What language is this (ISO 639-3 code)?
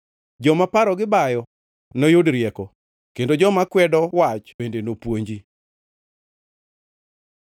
luo